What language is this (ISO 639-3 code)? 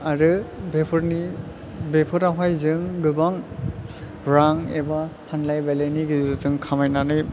brx